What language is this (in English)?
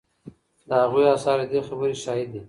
Pashto